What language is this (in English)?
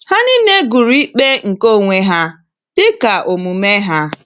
Igbo